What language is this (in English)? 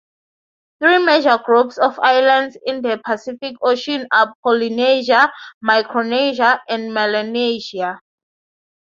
English